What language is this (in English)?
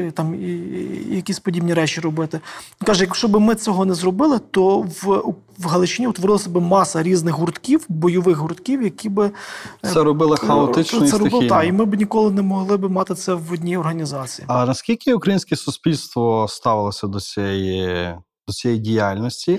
Ukrainian